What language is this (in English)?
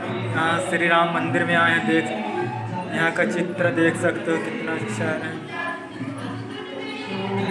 Hindi